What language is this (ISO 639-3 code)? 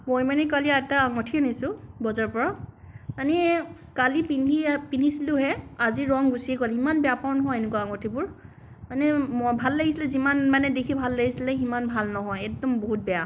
asm